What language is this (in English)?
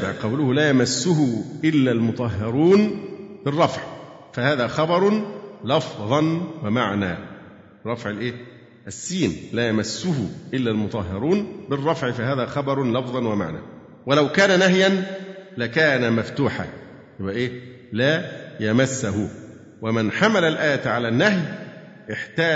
Arabic